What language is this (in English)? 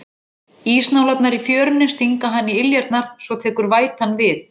Icelandic